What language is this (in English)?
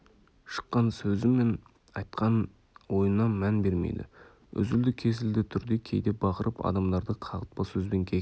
Kazakh